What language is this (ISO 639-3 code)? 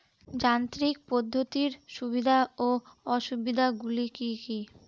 ben